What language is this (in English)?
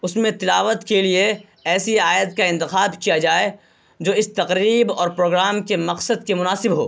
Urdu